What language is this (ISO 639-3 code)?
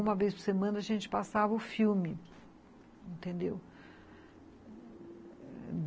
por